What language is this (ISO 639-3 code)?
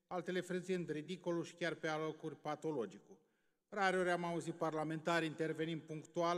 ron